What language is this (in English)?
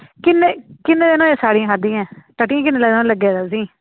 Dogri